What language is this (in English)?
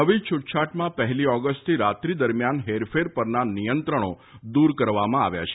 Gujarati